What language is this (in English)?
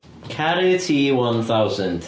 Welsh